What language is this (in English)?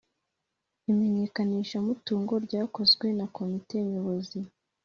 Kinyarwanda